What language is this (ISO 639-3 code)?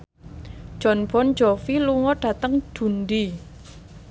jav